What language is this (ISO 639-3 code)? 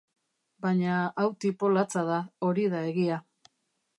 eus